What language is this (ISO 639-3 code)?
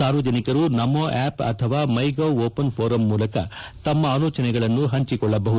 kan